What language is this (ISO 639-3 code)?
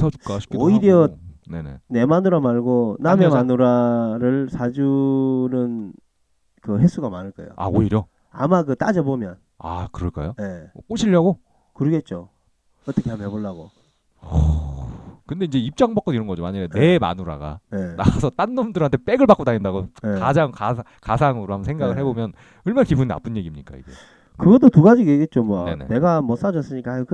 kor